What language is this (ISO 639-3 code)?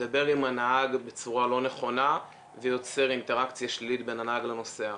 heb